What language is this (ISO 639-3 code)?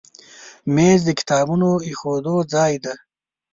pus